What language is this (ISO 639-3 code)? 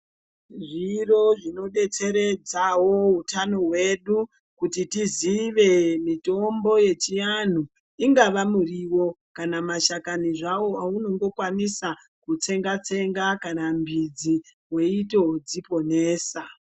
ndc